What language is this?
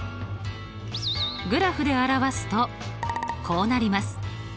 Japanese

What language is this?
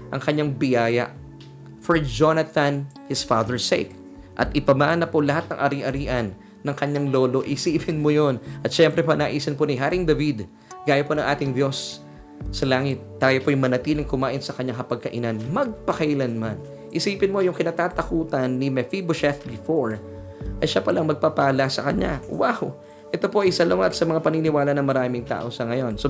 Filipino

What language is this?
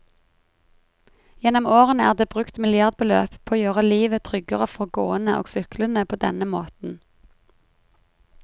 Norwegian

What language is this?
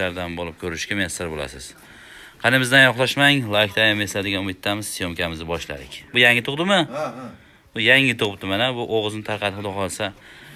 Turkish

